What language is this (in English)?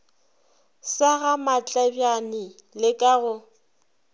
Northern Sotho